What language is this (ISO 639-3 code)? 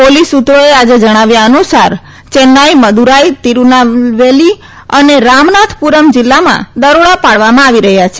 guj